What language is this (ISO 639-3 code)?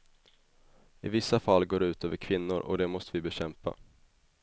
swe